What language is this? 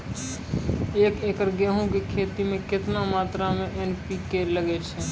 Maithili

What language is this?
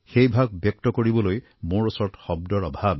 Assamese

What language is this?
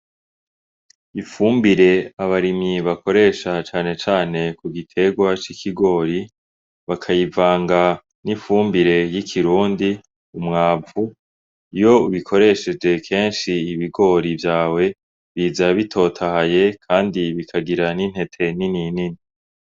Rundi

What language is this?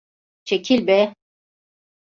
Turkish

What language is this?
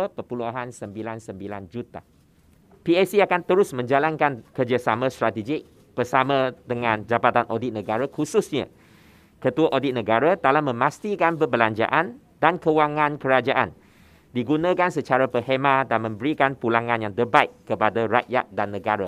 Malay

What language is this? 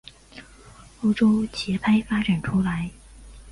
Chinese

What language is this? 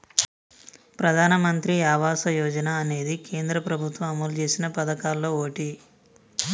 Telugu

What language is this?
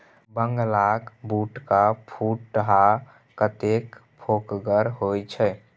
Maithili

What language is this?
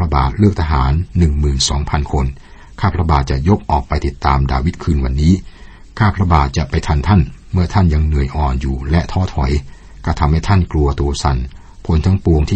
Thai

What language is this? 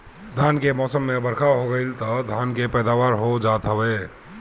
Bhojpuri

